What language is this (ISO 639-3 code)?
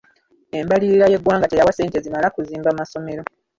lug